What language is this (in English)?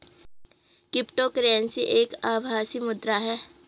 Hindi